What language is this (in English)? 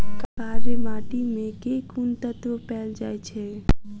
Maithili